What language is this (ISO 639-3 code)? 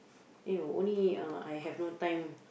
eng